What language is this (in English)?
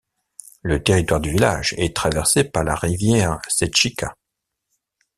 French